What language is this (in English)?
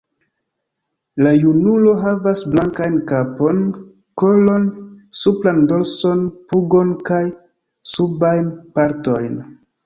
Esperanto